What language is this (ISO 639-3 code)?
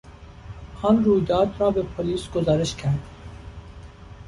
fas